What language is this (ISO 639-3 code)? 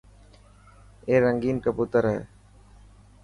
mki